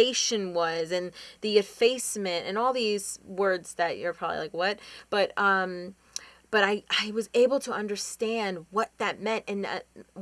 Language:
English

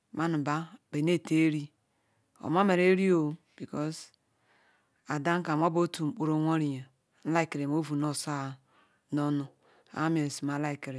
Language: Ikwere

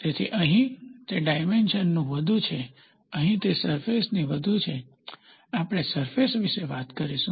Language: Gujarati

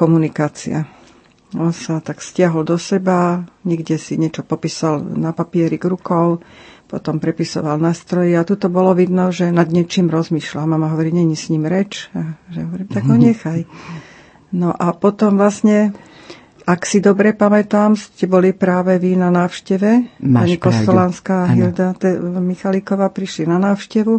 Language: Slovak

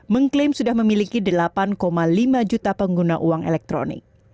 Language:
Indonesian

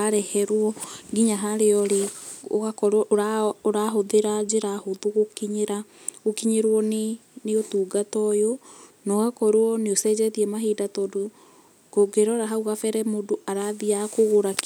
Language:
Kikuyu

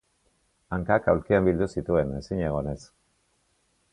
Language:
Basque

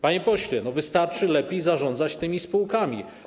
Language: Polish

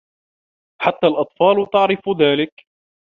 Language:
Arabic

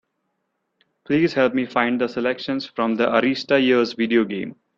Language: English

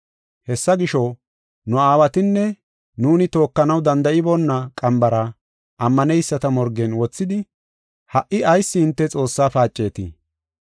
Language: Gofa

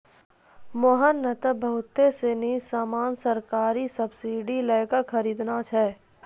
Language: Maithili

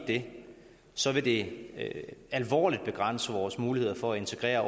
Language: Danish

